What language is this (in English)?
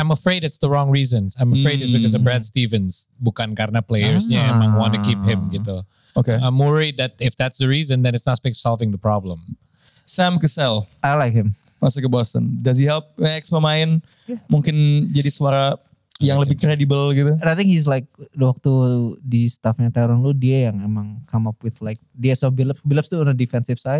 Indonesian